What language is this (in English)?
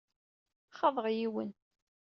Kabyle